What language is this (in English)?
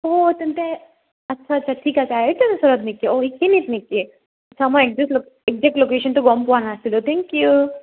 Assamese